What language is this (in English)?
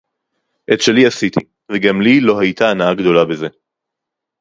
Hebrew